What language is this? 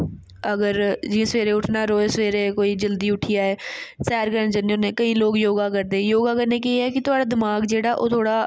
Dogri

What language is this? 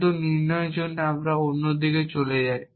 Bangla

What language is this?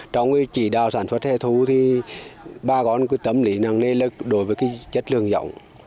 Vietnamese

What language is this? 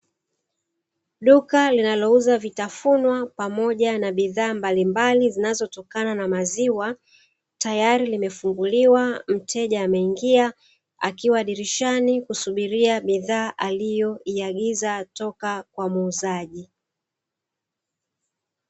Swahili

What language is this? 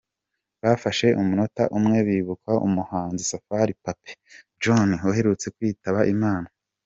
Kinyarwanda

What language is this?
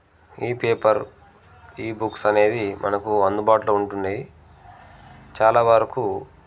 Telugu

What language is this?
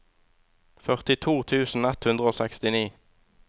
Norwegian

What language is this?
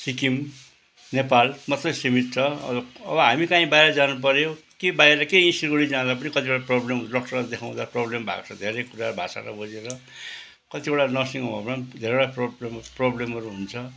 Nepali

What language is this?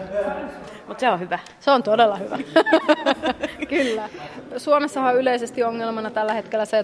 Finnish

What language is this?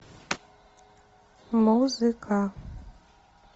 Russian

